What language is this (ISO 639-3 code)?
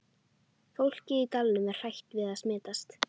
isl